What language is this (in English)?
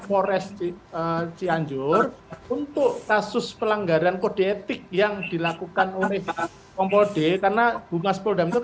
Indonesian